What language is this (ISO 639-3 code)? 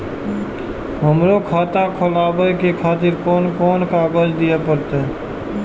mai